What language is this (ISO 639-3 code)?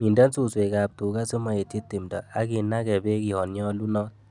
kln